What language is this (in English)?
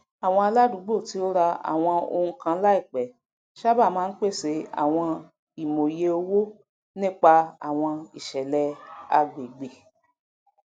Yoruba